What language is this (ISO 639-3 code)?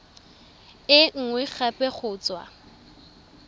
tsn